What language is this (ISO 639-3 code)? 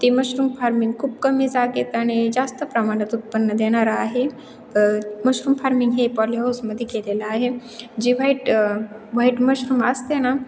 mar